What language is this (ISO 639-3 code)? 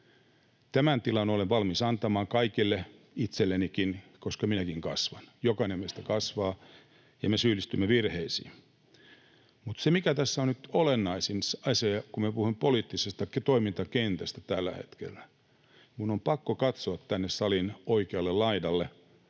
fin